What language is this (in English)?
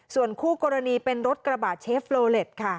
Thai